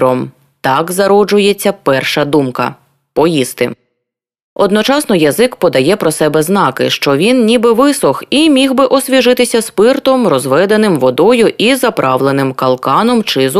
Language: Ukrainian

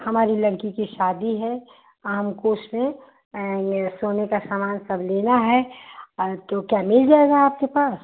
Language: Hindi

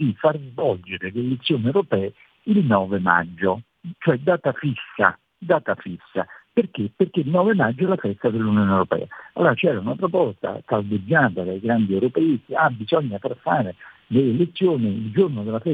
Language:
Italian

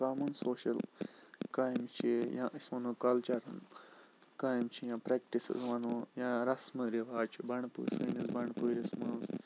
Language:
Kashmiri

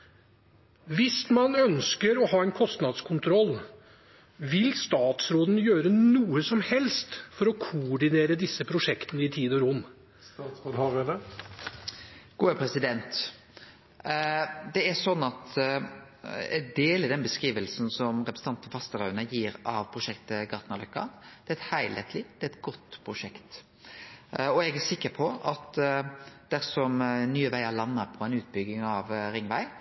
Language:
Norwegian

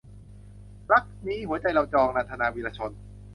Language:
Thai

